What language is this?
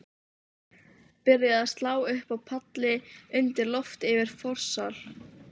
Icelandic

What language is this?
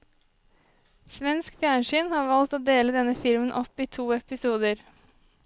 Norwegian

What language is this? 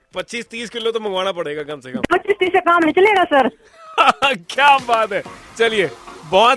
Hindi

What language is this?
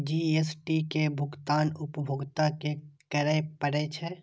Maithili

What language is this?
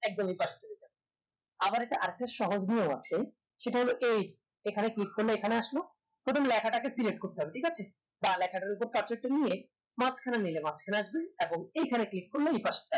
Bangla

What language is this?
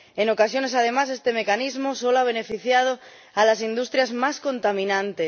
Spanish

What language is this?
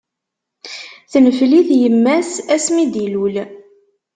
Kabyle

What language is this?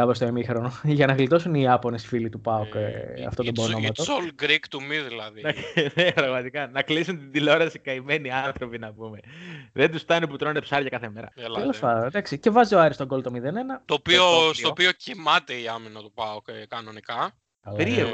Greek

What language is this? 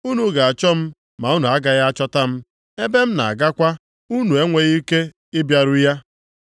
Igbo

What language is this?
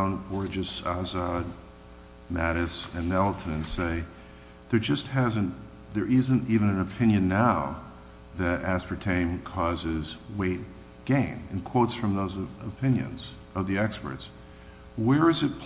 English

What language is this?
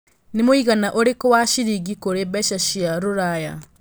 Kikuyu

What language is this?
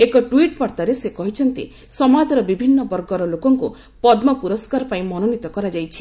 Odia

